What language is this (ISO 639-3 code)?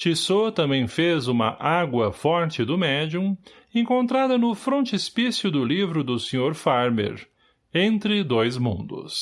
por